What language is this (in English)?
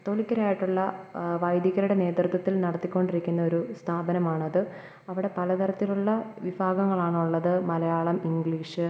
Malayalam